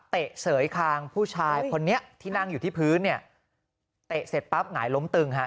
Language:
Thai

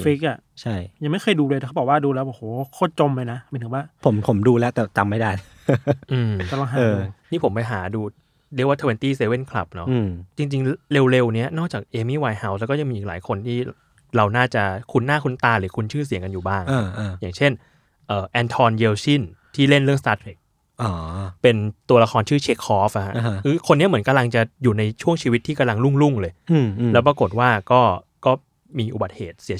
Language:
Thai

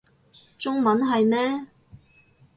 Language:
Cantonese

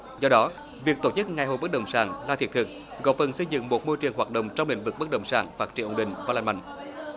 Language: Vietnamese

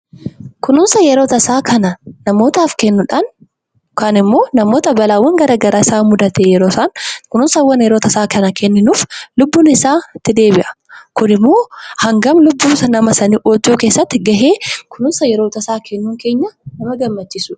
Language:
Oromo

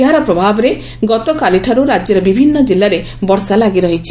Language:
Odia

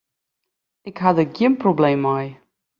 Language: Western Frisian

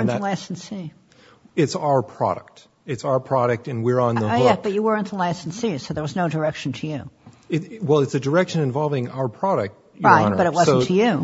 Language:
English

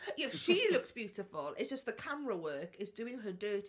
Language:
Welsh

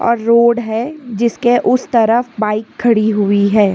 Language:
Hindi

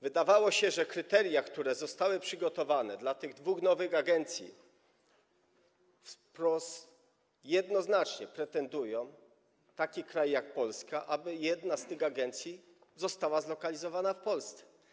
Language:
Polish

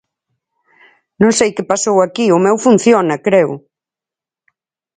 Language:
Galician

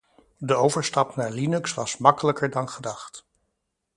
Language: Dutch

